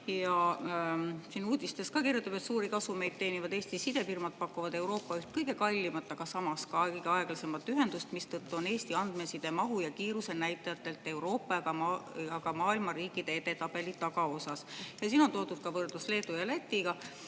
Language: Estonian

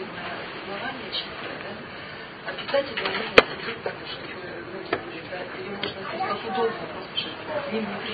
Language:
Russian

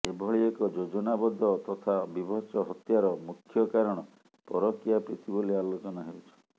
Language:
Odia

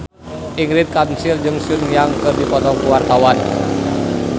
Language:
Sundanese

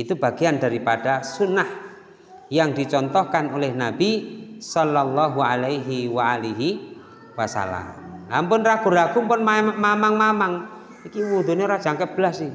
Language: Indonesian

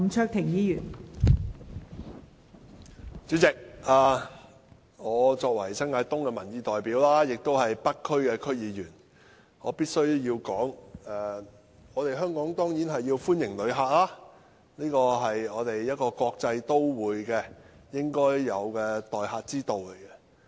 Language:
Cantonese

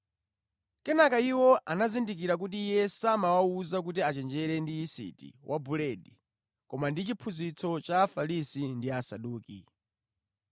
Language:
Nyanja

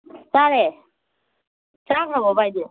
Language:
Manipuri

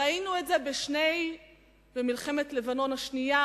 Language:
Hebrew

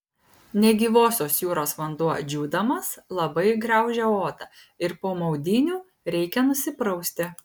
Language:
Lithuanian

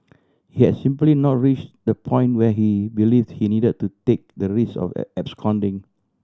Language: English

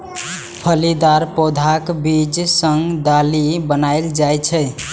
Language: Maithili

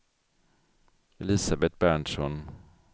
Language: Swedish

